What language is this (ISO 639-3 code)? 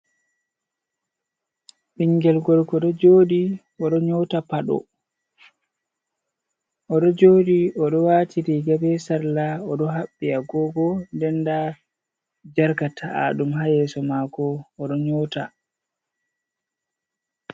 ful